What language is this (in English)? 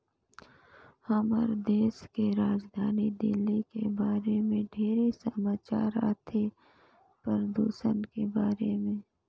Chhattisgarhi